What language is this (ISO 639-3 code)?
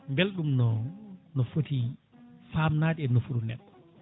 ful